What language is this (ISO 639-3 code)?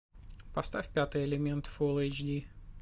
rus